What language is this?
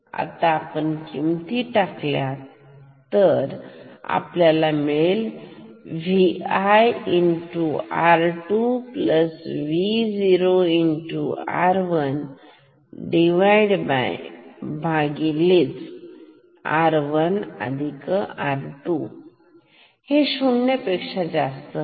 Marathi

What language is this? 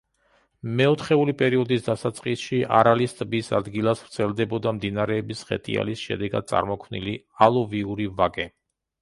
Georgian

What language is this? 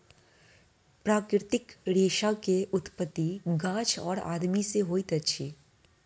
Maithili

